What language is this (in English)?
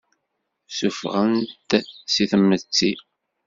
Kabyle